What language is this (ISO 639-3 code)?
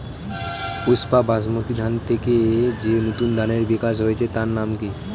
ben